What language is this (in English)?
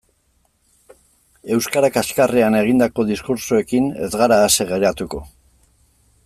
Basque